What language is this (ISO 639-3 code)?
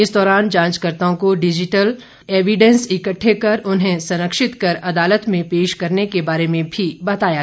hin